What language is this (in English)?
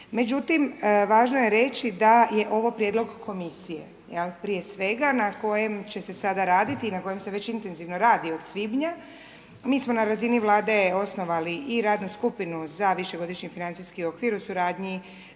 Croatian